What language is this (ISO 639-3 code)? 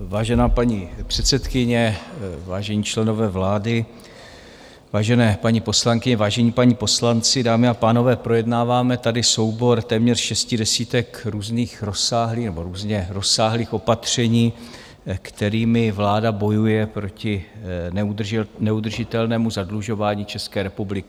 ces